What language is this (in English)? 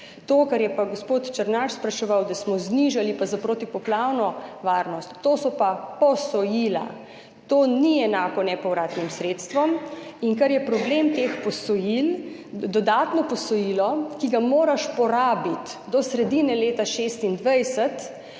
Slovenian